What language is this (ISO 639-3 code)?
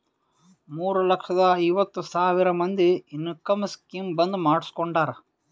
kan